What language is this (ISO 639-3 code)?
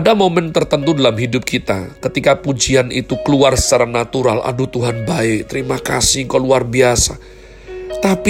ind